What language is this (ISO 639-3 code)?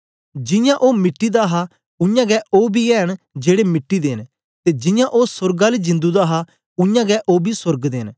doi